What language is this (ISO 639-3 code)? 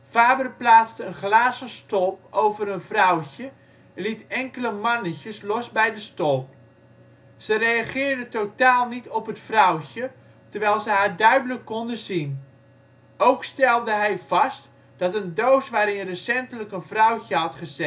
nld